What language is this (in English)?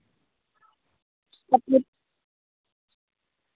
Dogri